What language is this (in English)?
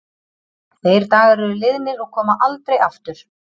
Icelandic